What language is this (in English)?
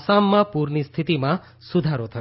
Gujarati